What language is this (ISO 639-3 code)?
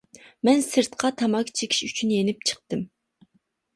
uig